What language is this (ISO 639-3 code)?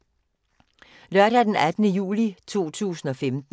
dan